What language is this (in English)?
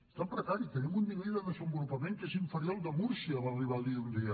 Catalan